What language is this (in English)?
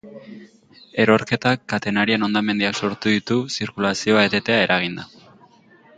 Basque